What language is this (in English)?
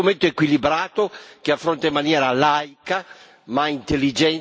Italian